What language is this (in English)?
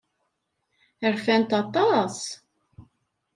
Kabyle